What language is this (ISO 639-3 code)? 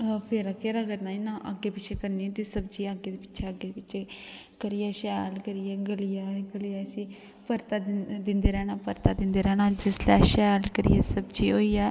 doi